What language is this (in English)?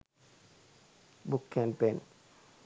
Sinhala